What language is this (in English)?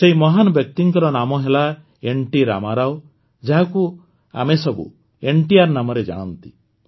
Odia